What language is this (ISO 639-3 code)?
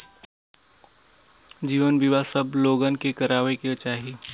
bho